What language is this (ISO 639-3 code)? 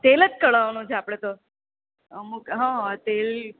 guj